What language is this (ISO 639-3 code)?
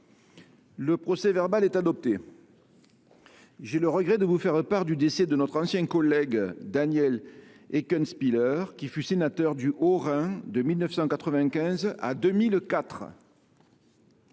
fra